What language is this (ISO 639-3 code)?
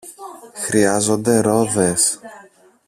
ell